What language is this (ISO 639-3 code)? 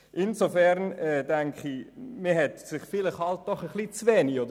gsw